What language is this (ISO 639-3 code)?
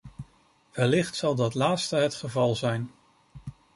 nld